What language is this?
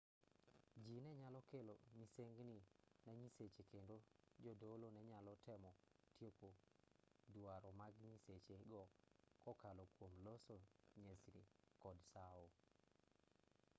Luo (Kenya and Tanzania)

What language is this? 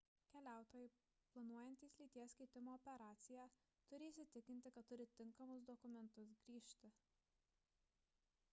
Lithuanian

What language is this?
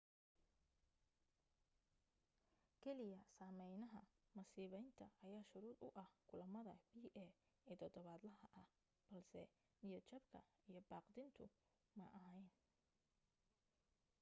Somali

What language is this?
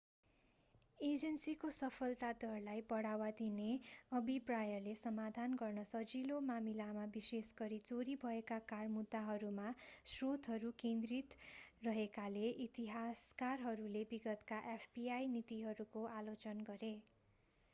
Nepali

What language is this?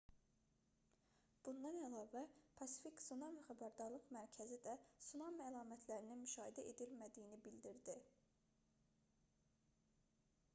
Azerbaijani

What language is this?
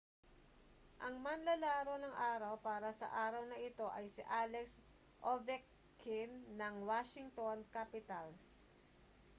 Filipino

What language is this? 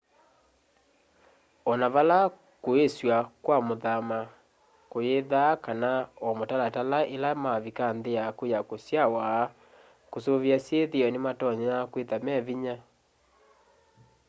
Kamba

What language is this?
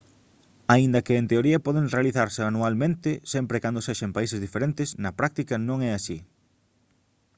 Galician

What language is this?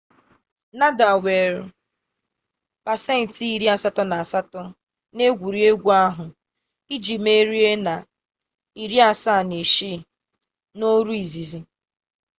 Igbo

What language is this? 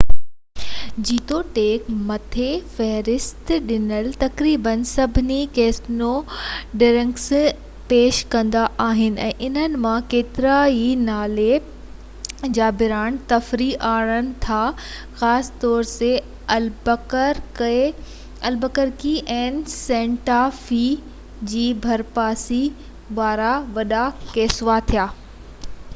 Sindhi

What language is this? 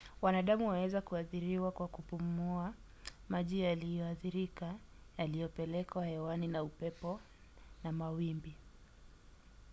Swahili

